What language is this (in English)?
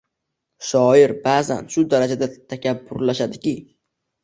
Uzbek